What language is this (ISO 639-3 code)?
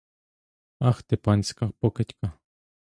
ukr